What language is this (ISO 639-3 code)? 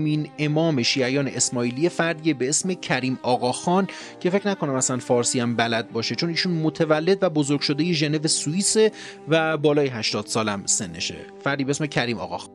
fas